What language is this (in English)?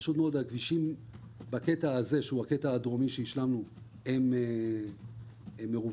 Hebrew